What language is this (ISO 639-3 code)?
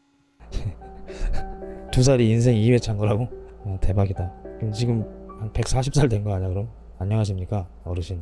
kor